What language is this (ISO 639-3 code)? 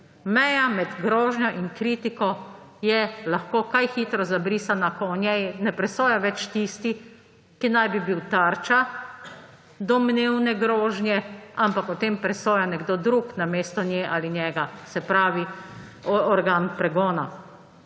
slv